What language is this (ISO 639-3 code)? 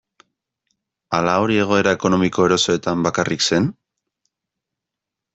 eus